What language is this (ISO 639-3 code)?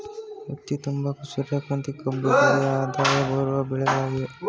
kan